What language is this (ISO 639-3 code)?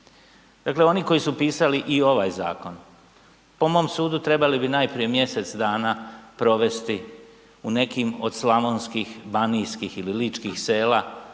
hrv